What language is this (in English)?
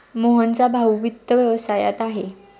Marathi